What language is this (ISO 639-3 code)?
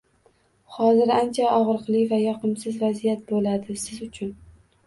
uzb